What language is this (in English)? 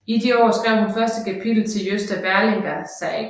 Danish